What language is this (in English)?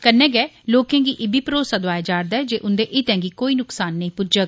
Dogri